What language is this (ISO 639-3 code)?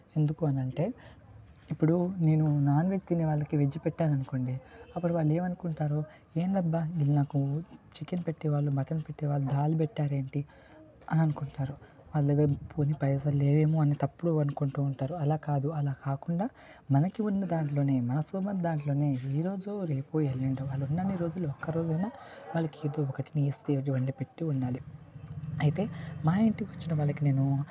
tel